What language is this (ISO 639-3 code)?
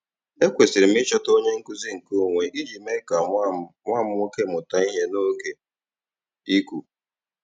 ibo